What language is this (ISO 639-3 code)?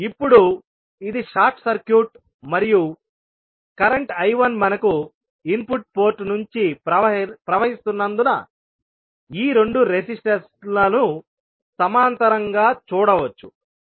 tel